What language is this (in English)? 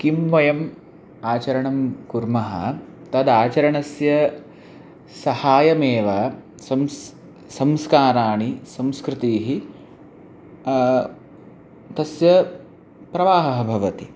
Sanskrit